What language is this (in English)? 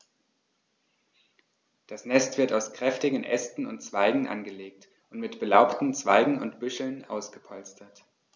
German